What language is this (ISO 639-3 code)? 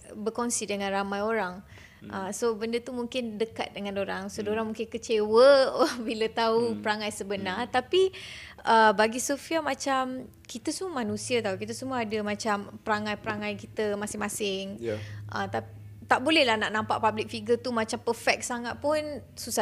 msa